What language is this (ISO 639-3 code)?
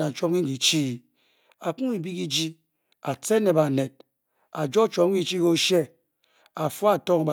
bky